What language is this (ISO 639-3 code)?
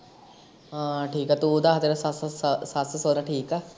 pan